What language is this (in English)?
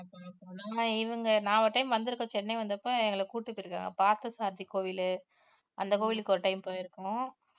Tamil